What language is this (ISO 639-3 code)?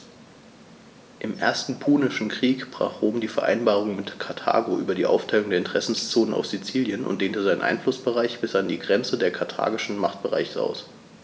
deu